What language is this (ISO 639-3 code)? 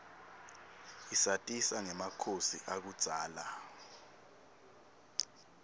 ssw